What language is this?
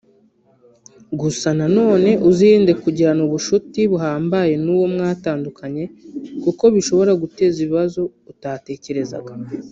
Kinyarwanda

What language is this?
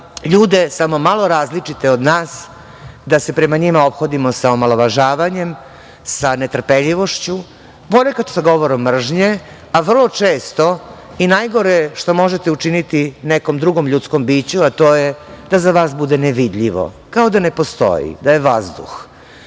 Serbian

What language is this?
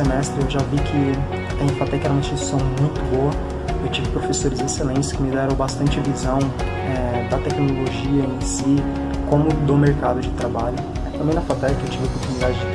Portuguese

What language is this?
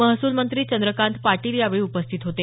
Marathi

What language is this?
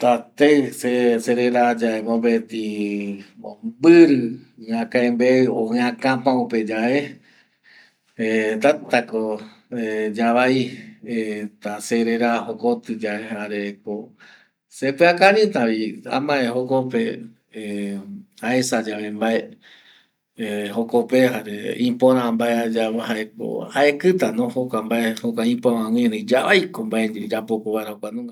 Eastern Bolivian Guaraní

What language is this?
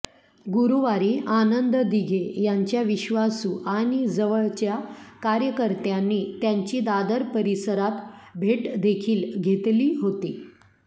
Marathi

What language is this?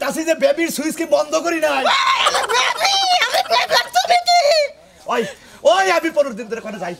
Arabic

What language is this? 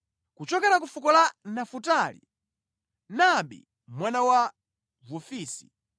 Nyanja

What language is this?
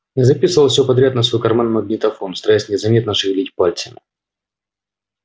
Russian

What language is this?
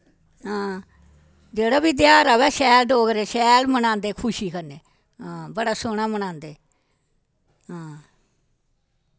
Dogri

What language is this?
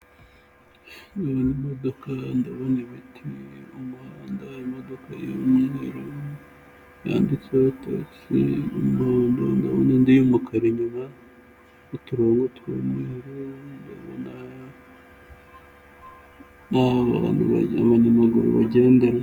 Kinyarwanda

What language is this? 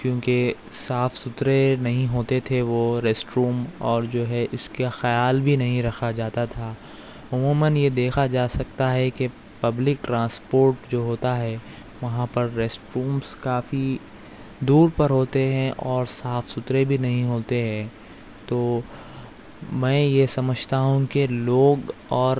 Urdu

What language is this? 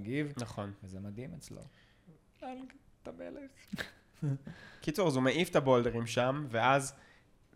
Hebrew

